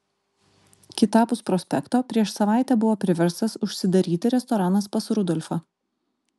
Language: Lithuanian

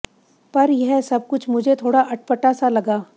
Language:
Hindi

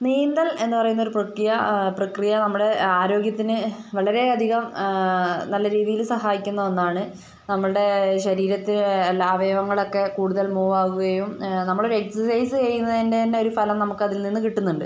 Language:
Malayalam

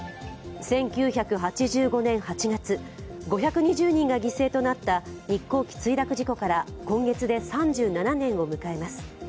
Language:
Japanese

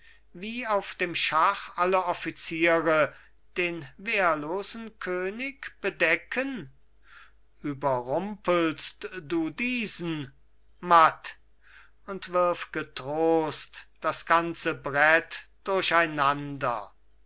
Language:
German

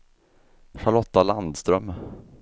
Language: Swedish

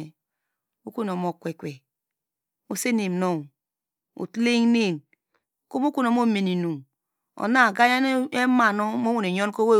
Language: Degema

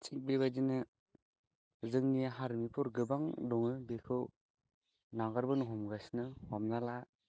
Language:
Bodo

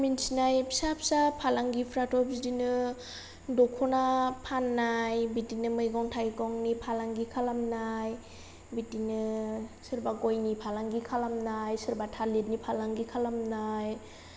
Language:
Bodo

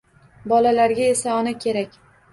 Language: Uzbek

